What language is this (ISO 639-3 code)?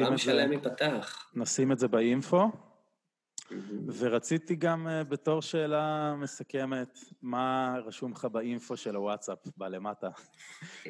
heb